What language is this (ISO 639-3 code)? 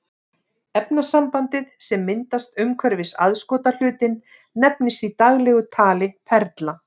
isl